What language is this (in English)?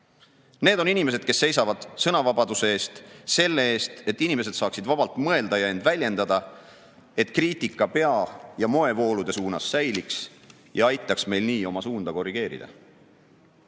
Estonian